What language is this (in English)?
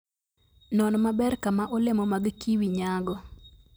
Luo (Kenya and Tanzania)